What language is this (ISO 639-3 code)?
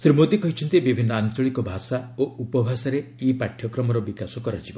ori